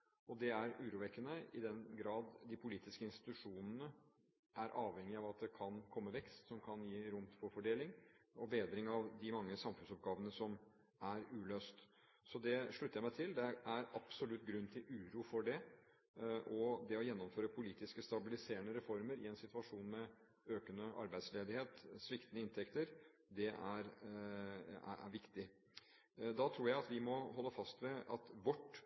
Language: Norwegian Bokmål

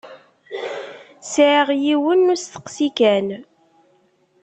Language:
Kabyle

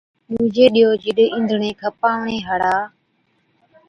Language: Od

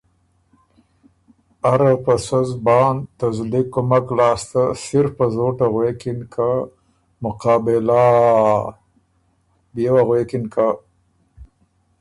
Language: Ormuri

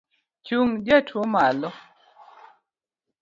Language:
Luo (Kenya and Tanzania)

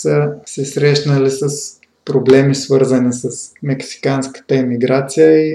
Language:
Bulgarian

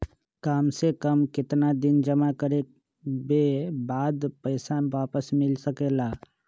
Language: Magahi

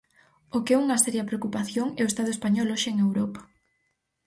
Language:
Galician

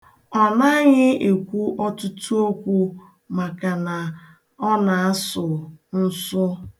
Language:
Igbo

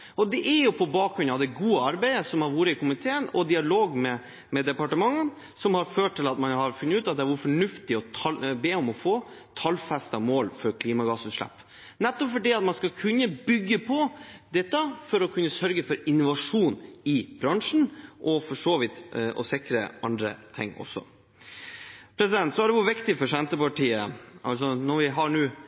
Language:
Norwegian Bokmål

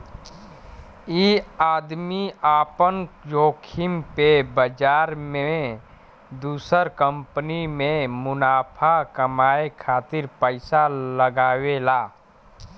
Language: Bhojpuri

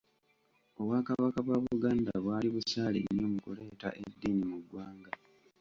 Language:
Ganda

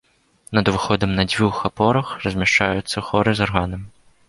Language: Belarusian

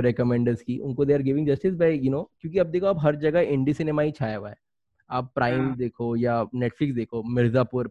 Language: Hindi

